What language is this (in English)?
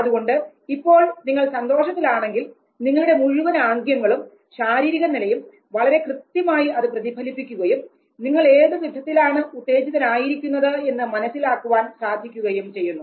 Malayalam